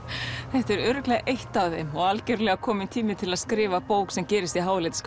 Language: Icelandic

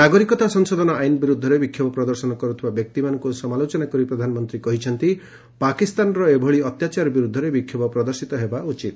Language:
Odia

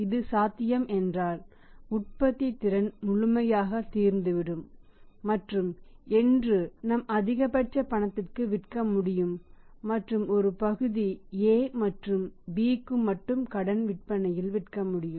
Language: Tamil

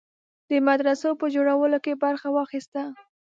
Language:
Pashto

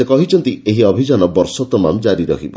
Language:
Odia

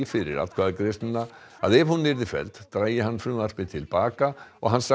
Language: Icelandic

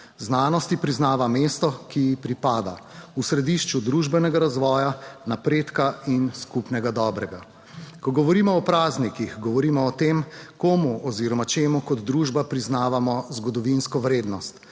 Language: Slovenian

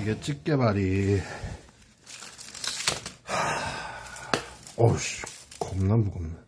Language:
Korean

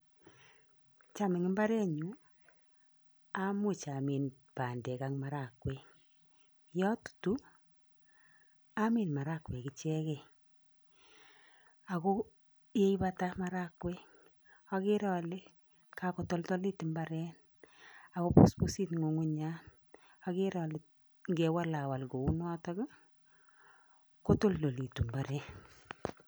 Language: Kalenjin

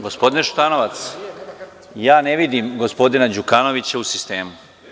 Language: Serbian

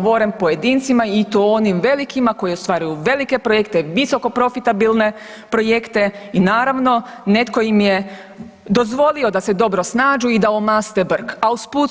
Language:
Croatian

